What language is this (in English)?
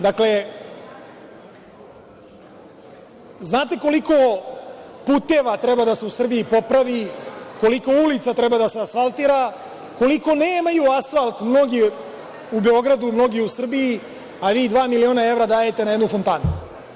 Serbian